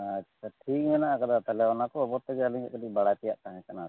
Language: Santali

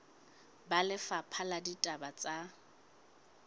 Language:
Southern Sotho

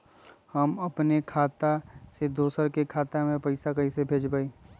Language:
Magahi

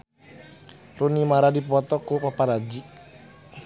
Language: Sundanese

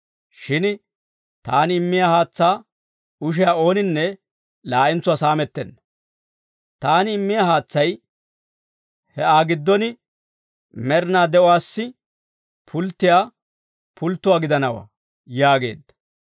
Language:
Dawro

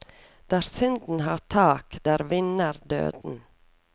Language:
Norwegian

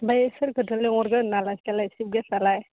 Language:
Bodo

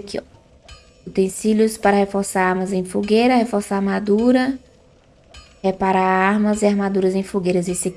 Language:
Portuguese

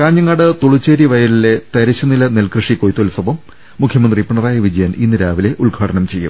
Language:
Malayalam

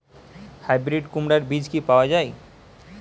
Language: Bangla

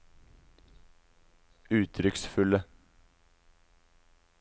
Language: Norwegian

